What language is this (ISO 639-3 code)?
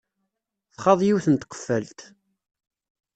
kab